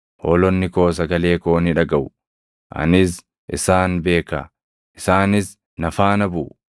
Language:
Oromo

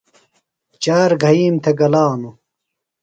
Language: Phalura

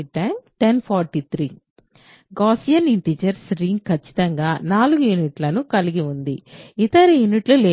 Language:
Telugu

